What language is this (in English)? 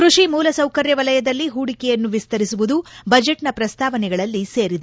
Kannada